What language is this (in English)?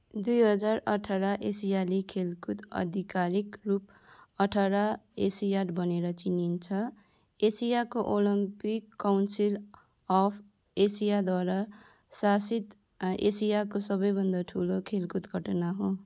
Nepali